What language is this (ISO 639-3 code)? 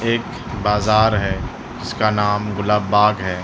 urd